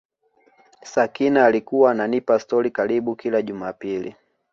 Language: Swahili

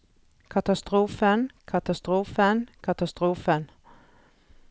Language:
Norwegian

